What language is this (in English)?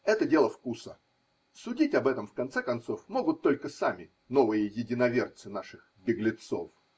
Russian